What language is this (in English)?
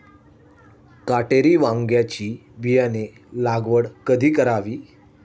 Marathi